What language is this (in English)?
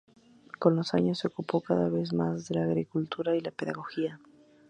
Spanish